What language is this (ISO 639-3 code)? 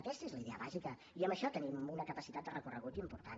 cat